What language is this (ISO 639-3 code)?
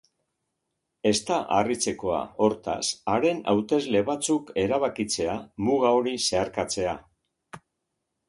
eus